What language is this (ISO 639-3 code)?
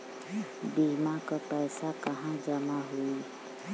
bho